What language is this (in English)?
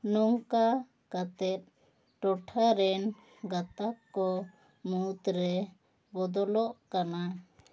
Santali